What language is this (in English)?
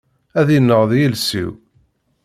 Kabyle